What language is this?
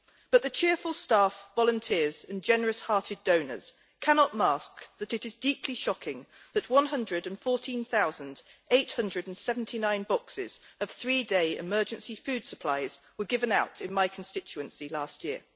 English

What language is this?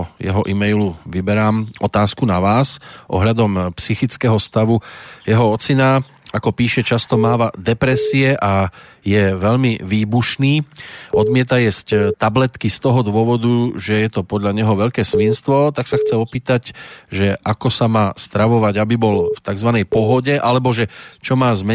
Slovak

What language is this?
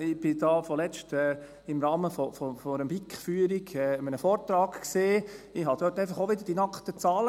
Swiss German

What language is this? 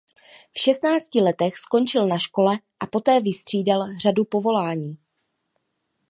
Czech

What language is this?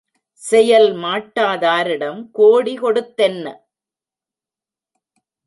Tamil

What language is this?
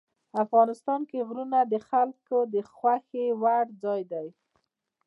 Pashto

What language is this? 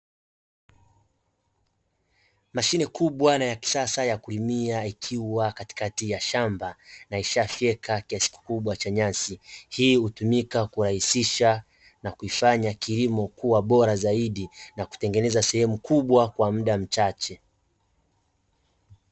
Swahili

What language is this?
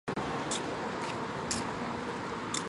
Chinese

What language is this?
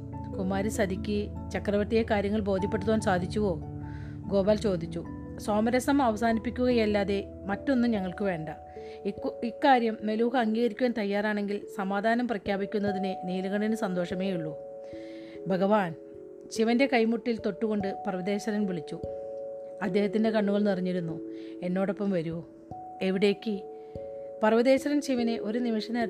Malayalam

